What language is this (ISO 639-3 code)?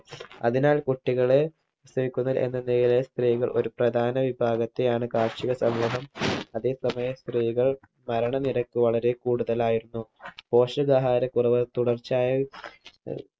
mal